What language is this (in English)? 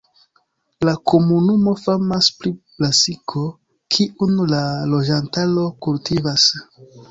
Esperanto